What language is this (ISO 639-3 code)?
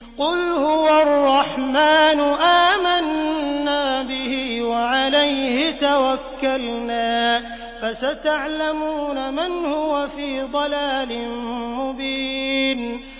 ara